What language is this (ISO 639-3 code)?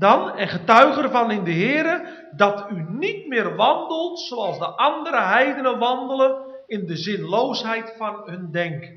nld